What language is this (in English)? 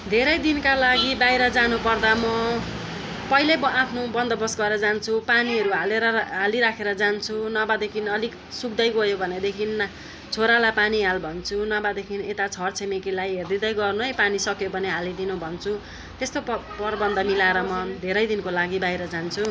Nepali